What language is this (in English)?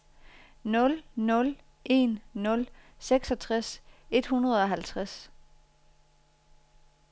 Danish